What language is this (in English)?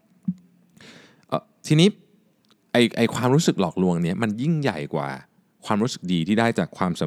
Thai